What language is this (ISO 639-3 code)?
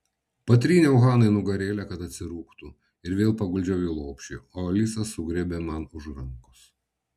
lit